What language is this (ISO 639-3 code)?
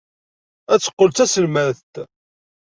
kab